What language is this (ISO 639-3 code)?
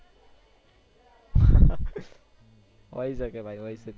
guj